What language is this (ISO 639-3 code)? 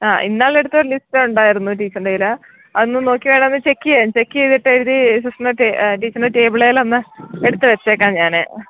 mal